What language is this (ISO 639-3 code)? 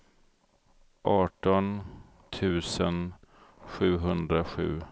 swe